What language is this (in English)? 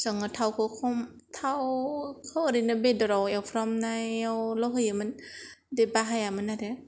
Bodo